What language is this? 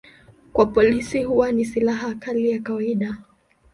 Swahili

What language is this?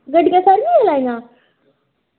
Dogri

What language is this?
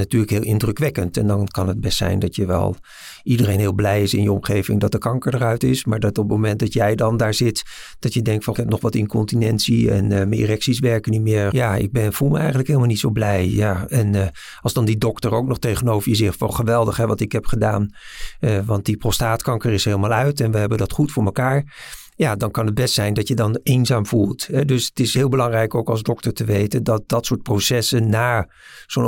Dutch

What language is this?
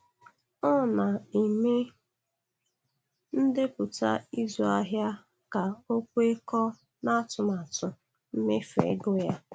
Igbo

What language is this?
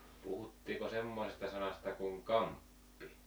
Finnish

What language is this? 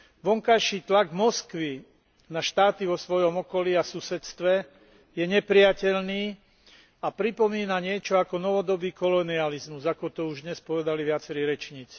Slovak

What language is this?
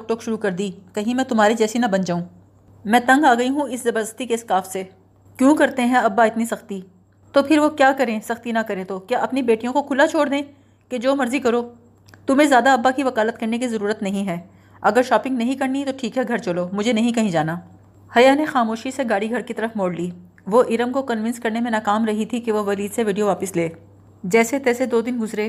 Urdu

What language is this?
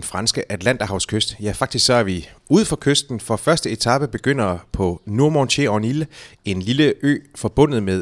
Danish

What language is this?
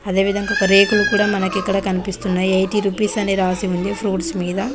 Telugu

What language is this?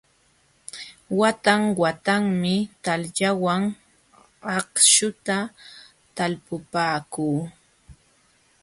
Jauja Wanca Quechua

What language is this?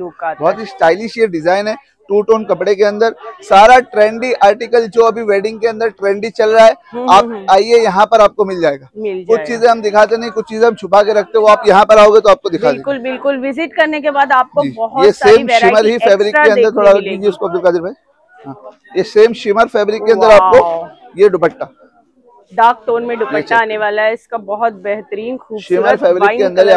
Hindi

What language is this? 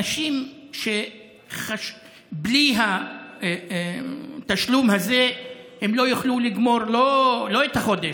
Hebrew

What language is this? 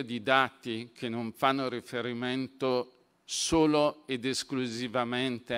Italian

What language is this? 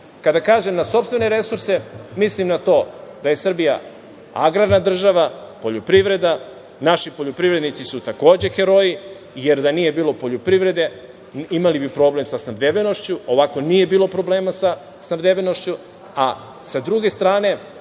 Serbian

